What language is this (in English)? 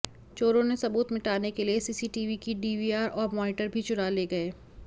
Hindi